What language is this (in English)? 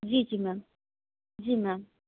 Hindi